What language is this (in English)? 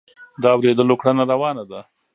Pashto